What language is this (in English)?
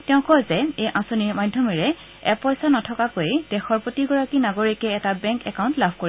Assamese